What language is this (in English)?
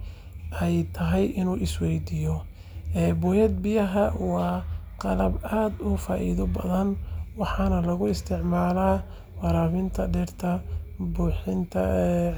Somali